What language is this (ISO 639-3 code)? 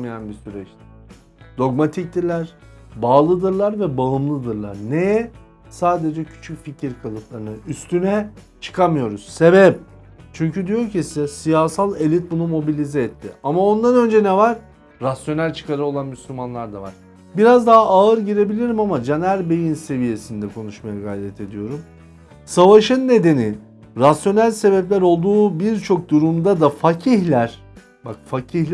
tur